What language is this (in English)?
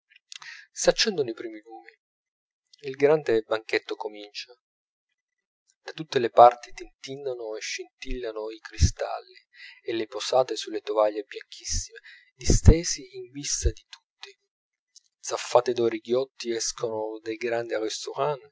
Italian